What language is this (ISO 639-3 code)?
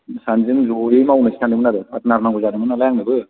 brx